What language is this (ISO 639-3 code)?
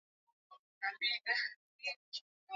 swa